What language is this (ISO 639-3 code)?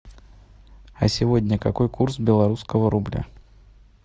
rus